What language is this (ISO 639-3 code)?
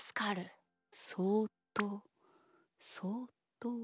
jpn